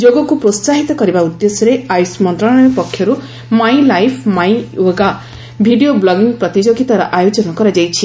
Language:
Odia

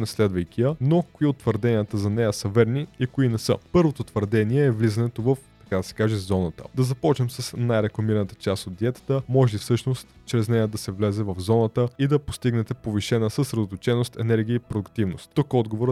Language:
Bulgarian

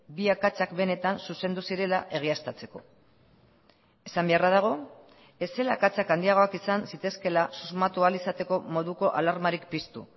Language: Basque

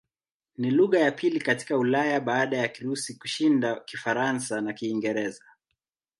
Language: Swahili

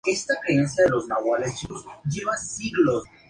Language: Spanish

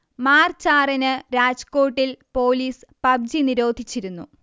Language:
Malayalam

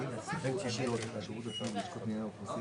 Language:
Hebrew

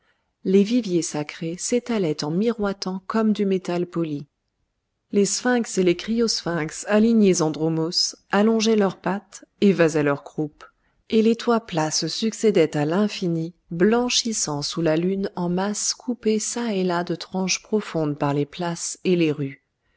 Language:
French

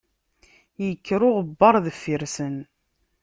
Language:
Kabyle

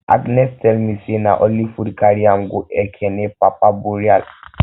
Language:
Nigerian Pidgin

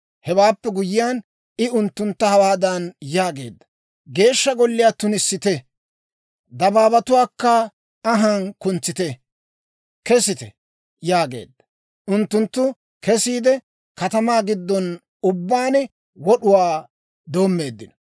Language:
Dawro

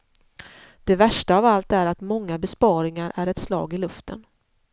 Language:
Swedish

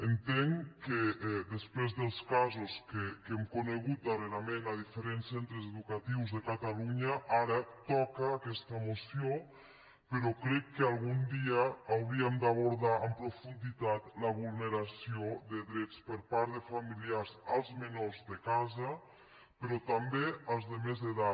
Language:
Catalan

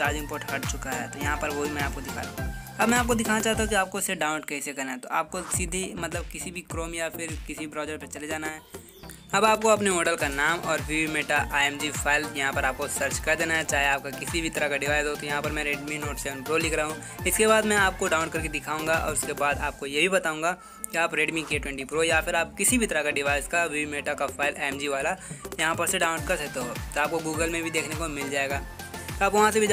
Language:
Hindi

